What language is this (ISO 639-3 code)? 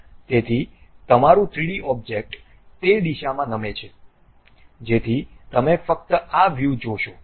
guj